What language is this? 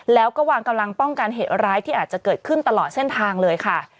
Thai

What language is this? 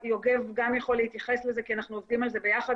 Hebrew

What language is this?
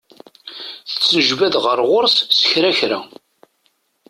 Kabyle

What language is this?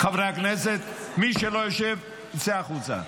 Hebrew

